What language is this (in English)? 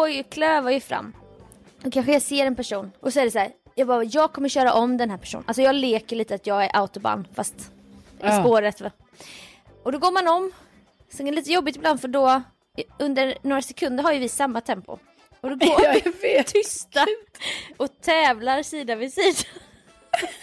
Swedish